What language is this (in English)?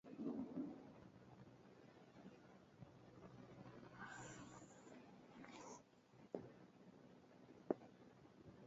Luo (Kenya and Tanzania)